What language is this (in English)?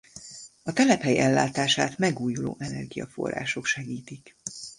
Hungarian